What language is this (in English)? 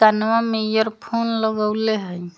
Magahi